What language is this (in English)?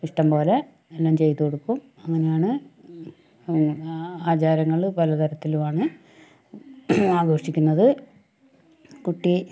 Malayalam